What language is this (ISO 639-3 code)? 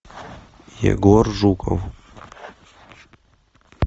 rus